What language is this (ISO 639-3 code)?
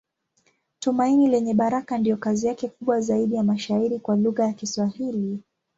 swa